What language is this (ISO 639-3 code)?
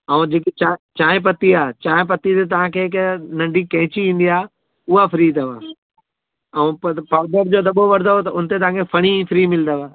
snd